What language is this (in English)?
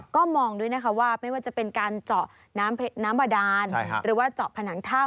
Thai